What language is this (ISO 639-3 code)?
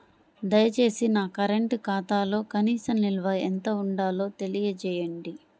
tel